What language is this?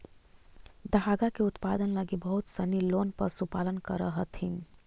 Magahi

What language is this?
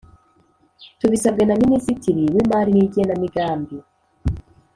Kinyarwanda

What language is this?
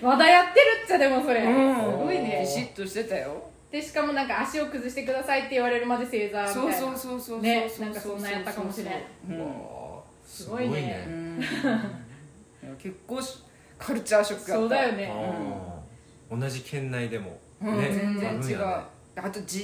Japanese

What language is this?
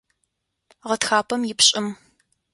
Adyghe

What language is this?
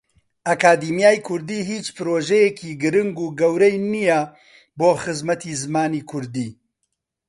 Central Kurdish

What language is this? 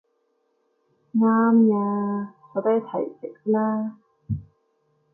Cantonese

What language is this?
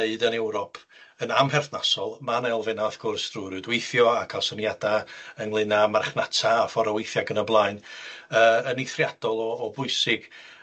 Welsh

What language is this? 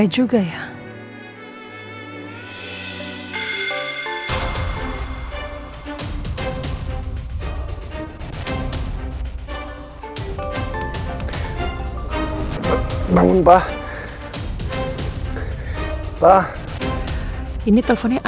Indonesian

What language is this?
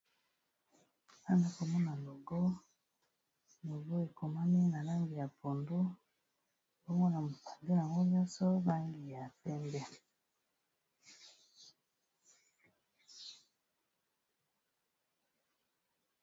Lingala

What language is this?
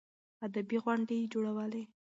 Pashto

